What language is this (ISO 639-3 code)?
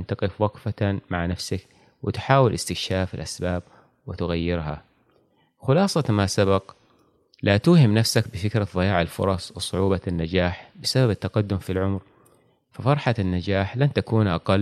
ara